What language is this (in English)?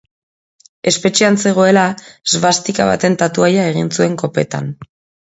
Basque